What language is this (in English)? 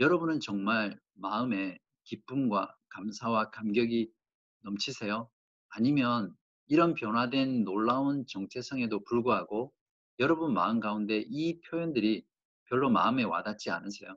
Korean